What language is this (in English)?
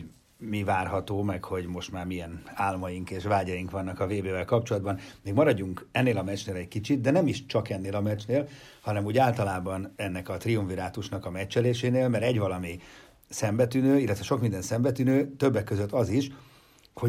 Hungarian